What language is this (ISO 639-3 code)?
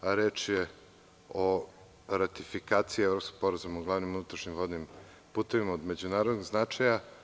srp